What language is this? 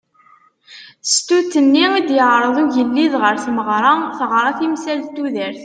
Kabyle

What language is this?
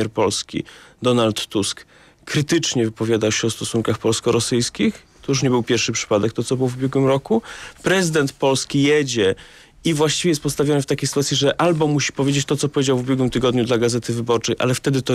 Polish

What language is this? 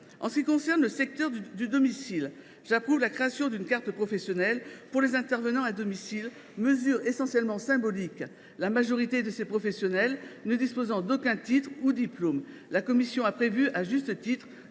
French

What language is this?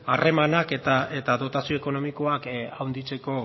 Basque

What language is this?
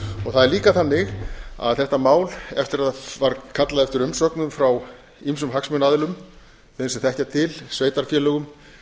Icelandic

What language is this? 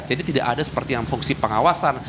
Indonesian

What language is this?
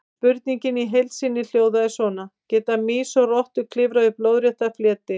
Icelandic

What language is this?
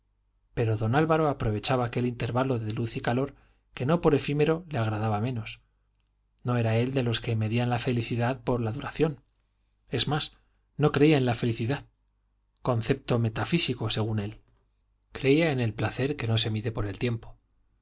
Spanish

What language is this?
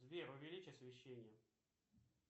Russian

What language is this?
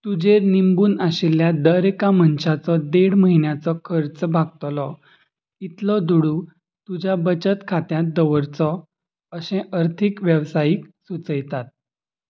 Konkani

